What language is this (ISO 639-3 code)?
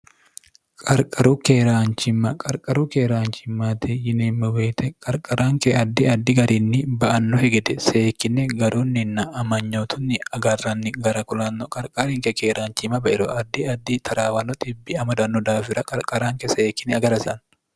sid